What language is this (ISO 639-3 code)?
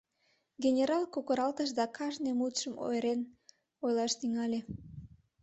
chm